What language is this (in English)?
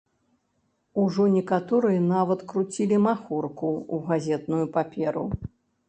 Belarusian